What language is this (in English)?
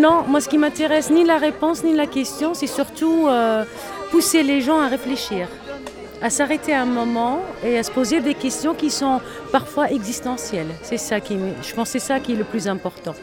French